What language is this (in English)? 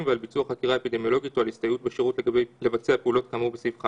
Hebrew